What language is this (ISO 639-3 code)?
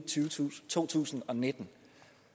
dan